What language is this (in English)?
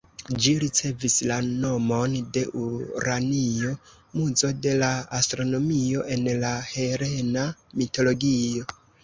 Esperanto